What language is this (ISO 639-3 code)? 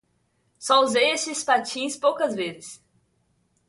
por